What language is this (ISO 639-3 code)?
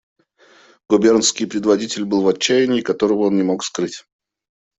rus